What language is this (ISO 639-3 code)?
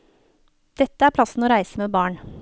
nor